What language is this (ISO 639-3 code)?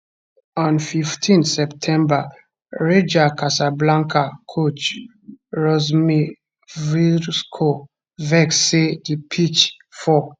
pcm